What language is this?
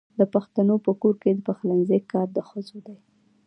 Pashto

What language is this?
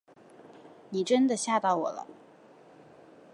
Chinese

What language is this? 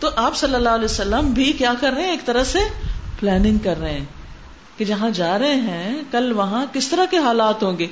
Urdu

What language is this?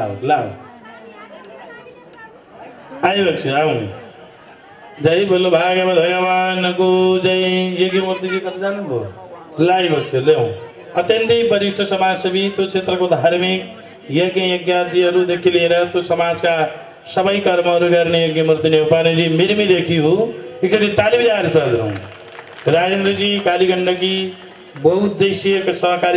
Arabic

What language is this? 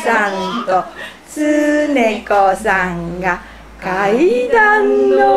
Italian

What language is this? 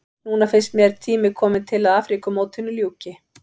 Icelandic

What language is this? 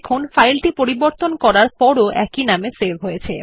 Bangla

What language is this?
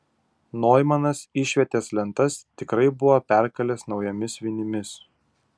Lithuanian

